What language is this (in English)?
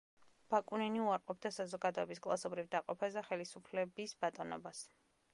Georgian